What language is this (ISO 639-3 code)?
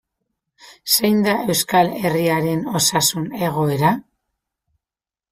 eus